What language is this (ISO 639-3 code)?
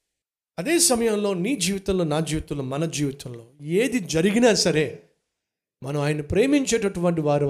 tel